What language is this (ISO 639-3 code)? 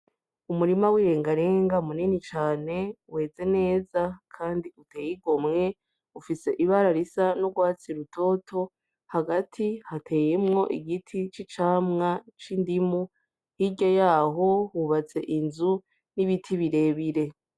run